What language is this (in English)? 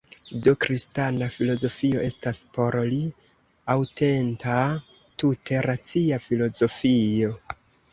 Esperanto